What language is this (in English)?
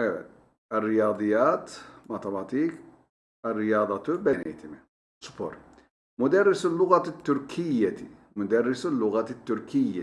Turkish